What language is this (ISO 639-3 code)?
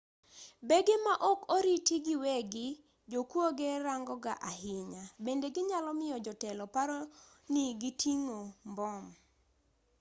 luo